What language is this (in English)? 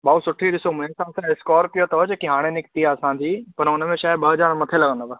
Sindhi